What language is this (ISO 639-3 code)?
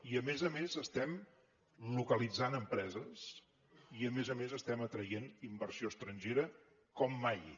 cat